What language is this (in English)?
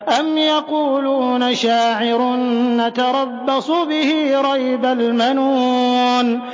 Arabic